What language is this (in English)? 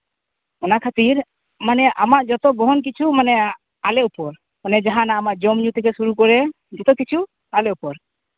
Santali